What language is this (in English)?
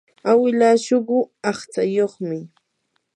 Yanahuanca Pasco Quechua